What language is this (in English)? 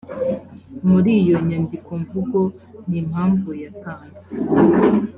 Kinyarwanda